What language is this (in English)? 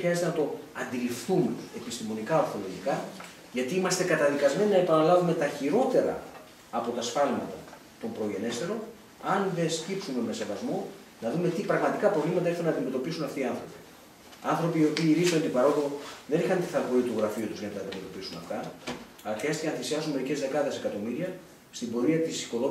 Greek